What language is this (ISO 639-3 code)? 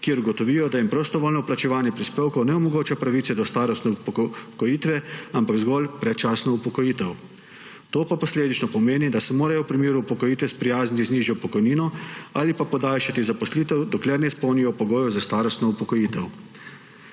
slv